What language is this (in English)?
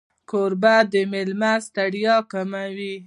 Pashto